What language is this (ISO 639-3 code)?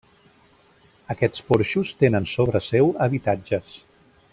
cat